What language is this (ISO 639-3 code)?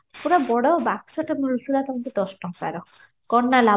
ori